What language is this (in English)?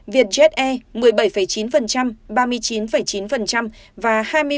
Vietnamese